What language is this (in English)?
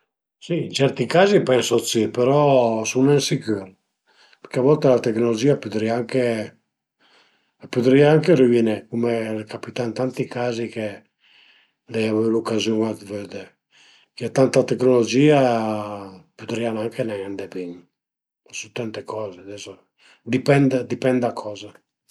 Piedmontese